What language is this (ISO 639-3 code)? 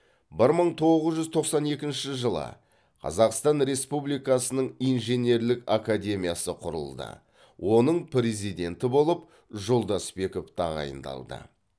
kaz